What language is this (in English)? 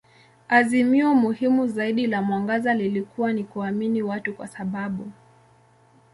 Swahili